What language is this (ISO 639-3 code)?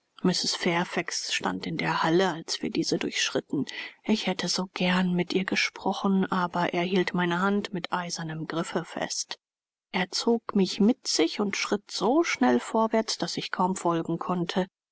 deu